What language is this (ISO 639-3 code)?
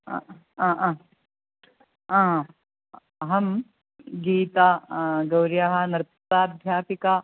san